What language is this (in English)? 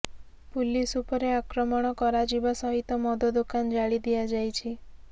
Odia